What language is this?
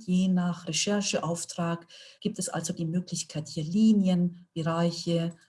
German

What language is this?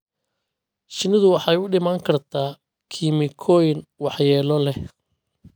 Somali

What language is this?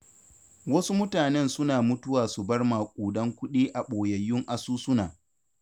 Hausa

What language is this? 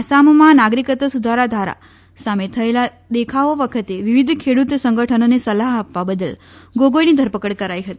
Gujarati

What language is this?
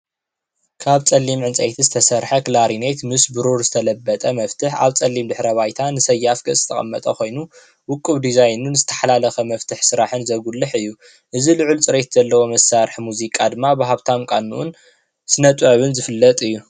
Tigrinya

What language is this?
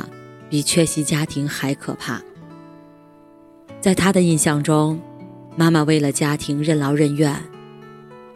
Chinese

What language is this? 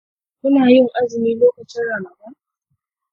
Hausa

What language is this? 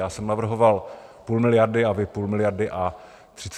Czech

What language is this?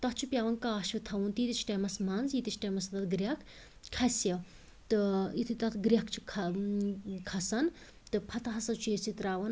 Kashmiri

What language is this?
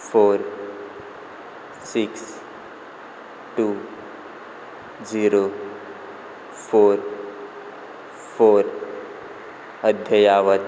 Konkani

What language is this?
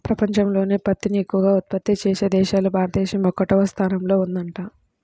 Telugu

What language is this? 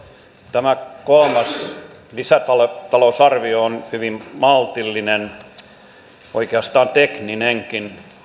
Finnish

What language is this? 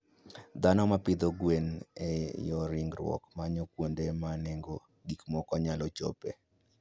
Luo (Kenya and Tanzania)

